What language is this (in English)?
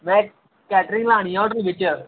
Dogri